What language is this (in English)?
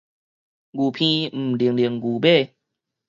Min Nan Chinese